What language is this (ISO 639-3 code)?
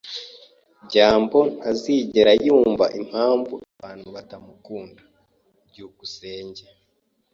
kin